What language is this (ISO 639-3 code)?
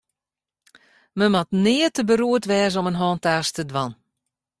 fry